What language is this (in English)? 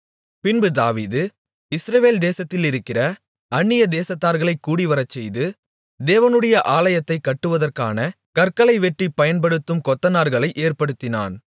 Tamil